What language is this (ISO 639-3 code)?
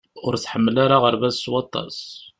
kab